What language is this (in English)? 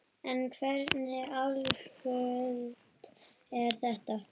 Icelandic